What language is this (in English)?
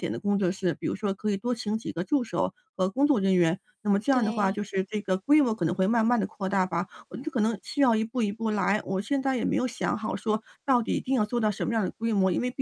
Chinese